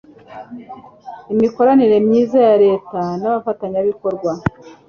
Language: Kinyarwanda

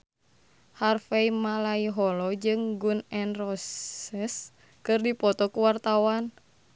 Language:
Sundanese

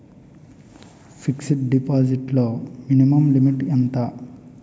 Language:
Telugu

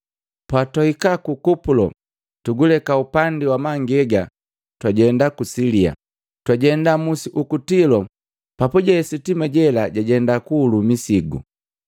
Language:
Matengo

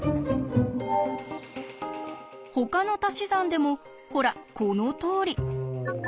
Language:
Japanese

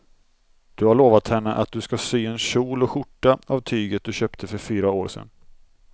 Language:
Swedish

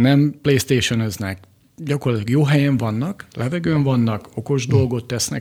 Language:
Hungarian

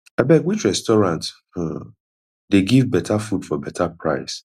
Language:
Nigerian Pidgin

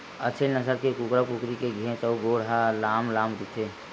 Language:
Chhattisgarhi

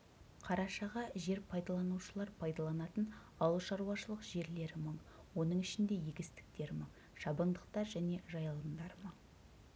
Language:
Kazakh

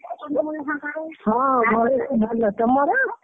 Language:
Odia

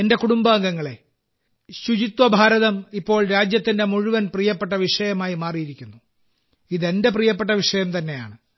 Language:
Malayalam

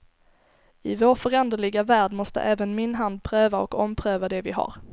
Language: Swedish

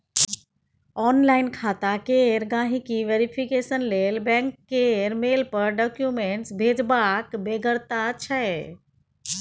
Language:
Maithili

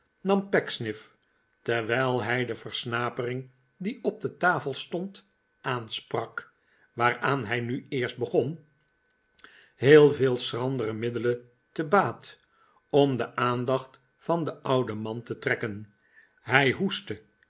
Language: Dutch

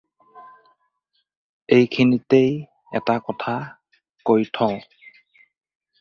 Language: Assamese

